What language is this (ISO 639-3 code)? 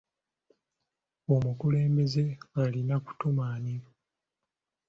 lug